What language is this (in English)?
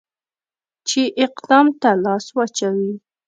Pashto